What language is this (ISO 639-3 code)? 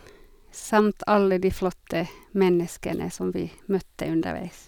nor